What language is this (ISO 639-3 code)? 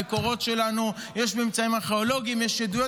heb